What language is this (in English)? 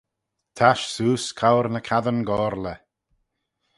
Manx